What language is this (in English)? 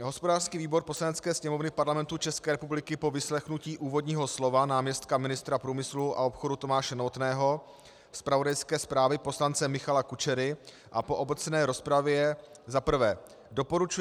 Czech